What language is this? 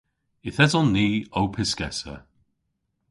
Cornish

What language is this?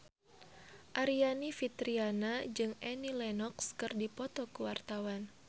Sundanese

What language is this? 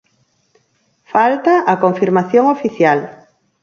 Galician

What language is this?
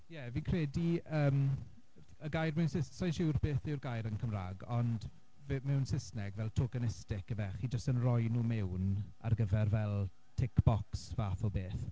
Welsh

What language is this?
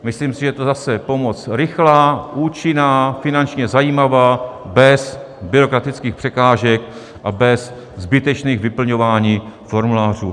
Czech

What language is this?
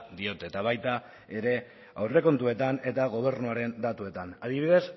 Basque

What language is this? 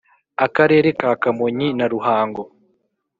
Kinyarwanda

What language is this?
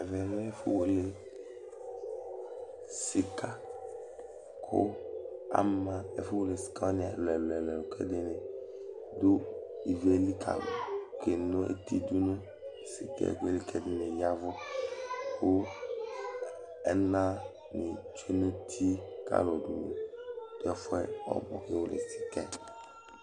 Ikposo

